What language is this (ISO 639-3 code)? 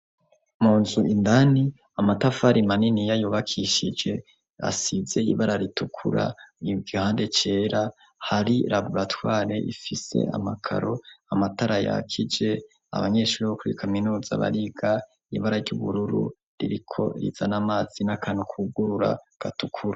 run